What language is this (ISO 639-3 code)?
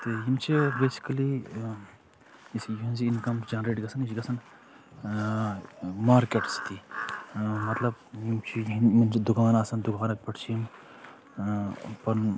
kas